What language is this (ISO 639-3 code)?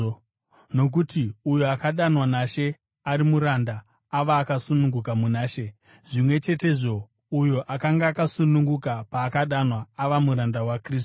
sna